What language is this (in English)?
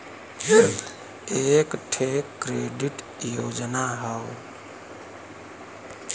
Bhojpuri